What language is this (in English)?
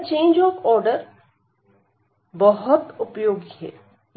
Hindi